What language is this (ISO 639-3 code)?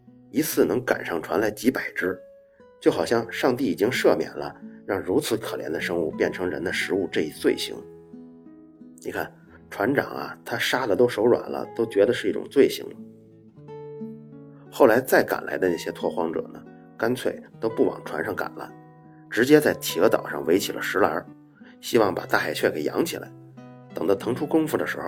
zho